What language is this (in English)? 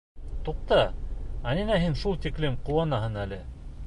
Bashkir